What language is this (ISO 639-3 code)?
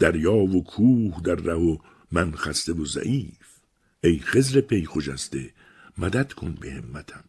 fas